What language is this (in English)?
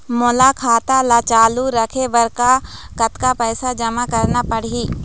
Chhattisgarhi